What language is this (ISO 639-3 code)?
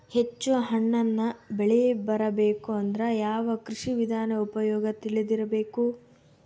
kan